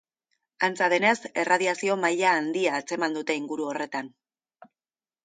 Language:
Basque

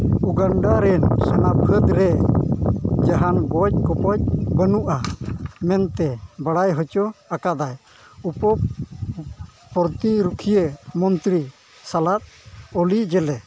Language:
Santali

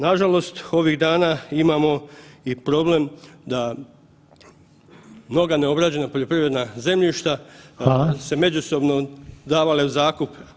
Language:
Croatian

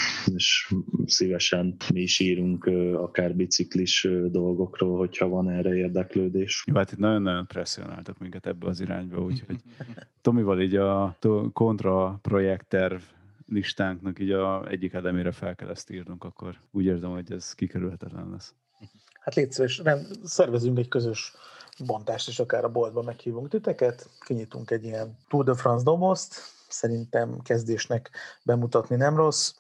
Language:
Hungarian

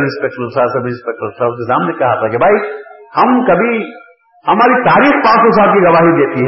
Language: Urdu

